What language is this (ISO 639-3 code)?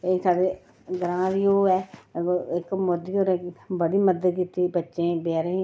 doi